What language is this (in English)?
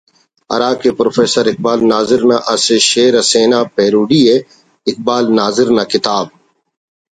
Brahui